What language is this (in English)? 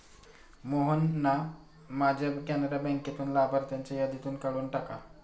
Marathi